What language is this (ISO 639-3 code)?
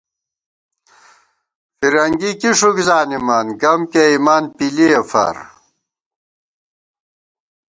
gwt